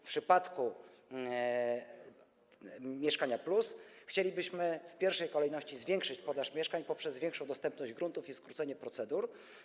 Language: Polish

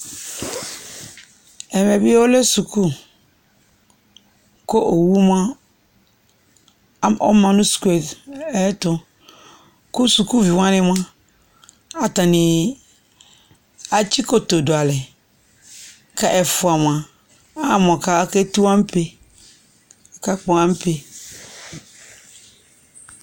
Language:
Ikposo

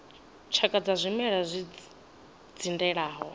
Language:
Venda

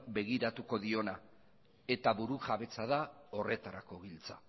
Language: Basque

